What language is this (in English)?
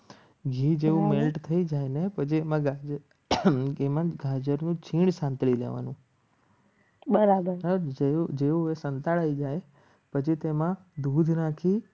Gujarati